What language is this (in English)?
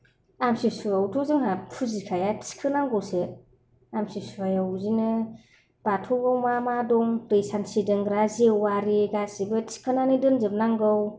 Bodo